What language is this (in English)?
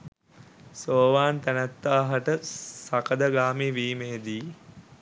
Sinhala